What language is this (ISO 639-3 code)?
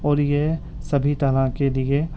urd